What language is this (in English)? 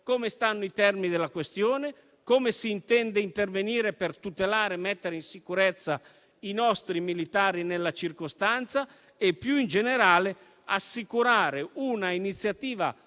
Italian